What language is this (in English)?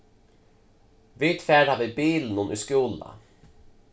Faroese